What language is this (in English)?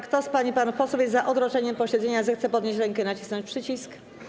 Polish